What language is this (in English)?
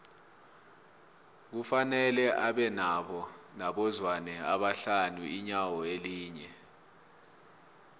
South Ndebele